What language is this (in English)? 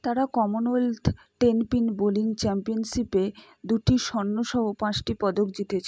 Bangla